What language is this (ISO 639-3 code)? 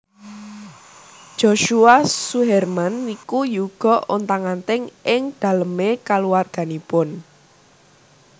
jav